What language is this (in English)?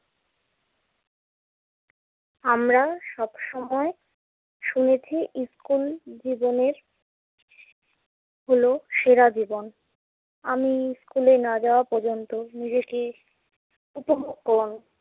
Bangla